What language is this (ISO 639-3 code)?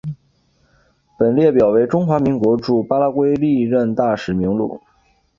zho